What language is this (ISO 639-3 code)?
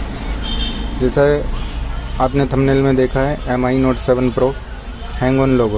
hin